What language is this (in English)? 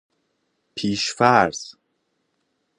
Persian